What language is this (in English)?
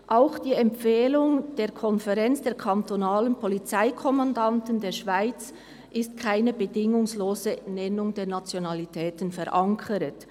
Swiss German